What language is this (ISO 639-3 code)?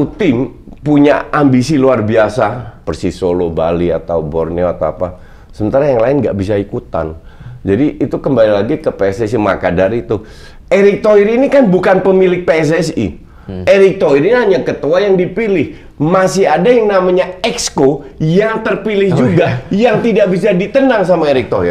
ind